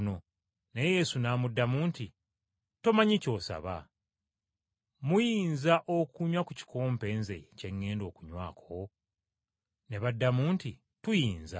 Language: Ganda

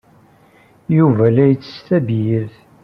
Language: Kabyle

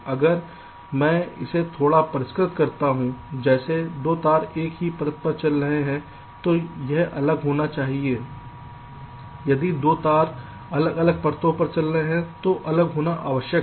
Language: Hindi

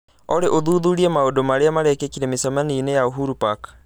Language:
Kikuyu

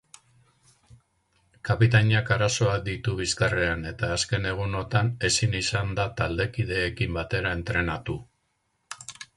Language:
Basque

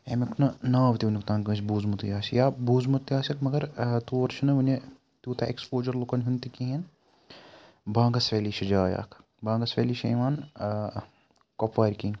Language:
Kashmiri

